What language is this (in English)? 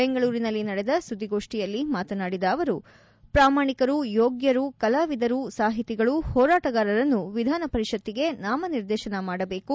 Kannada